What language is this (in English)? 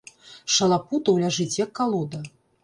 Belarusian